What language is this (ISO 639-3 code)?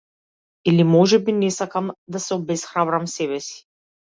mkd